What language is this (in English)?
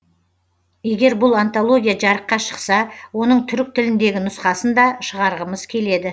Kazakh